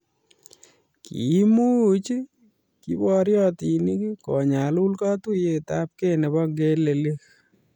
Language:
Kalenjin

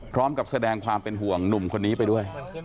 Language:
Thai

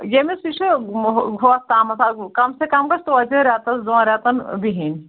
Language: Kashmiri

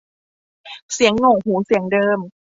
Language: Thai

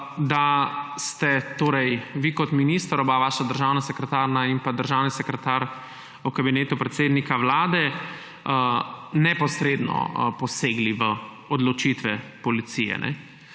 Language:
Slovenian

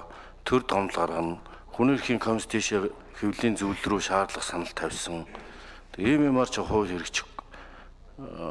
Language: Turkish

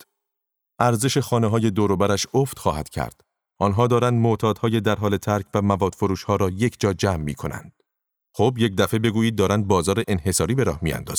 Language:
Persian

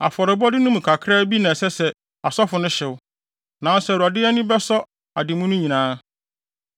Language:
Akan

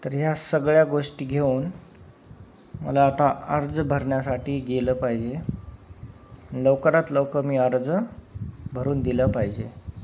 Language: Marathi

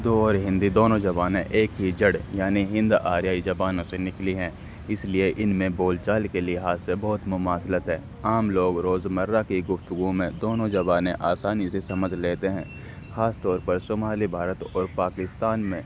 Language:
Urdu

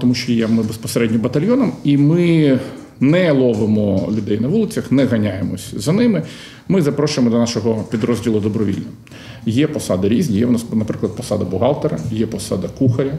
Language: Ukrainian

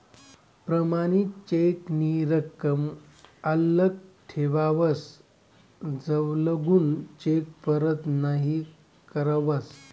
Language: Marathi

